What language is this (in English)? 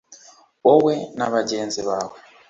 Kinyarwanda